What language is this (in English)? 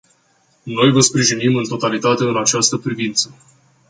Romanian